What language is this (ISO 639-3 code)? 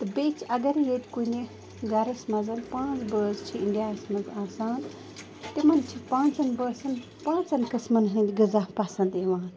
kas